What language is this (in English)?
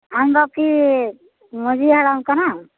Santali